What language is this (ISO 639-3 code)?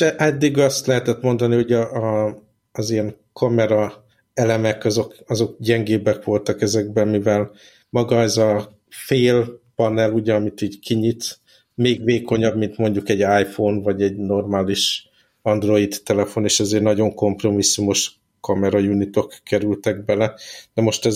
hun